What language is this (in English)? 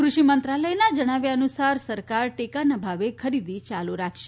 Gujarati